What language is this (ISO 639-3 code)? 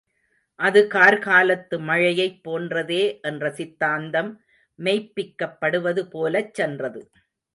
tam